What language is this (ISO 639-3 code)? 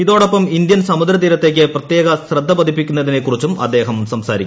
mal